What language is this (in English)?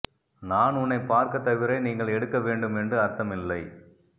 Tamil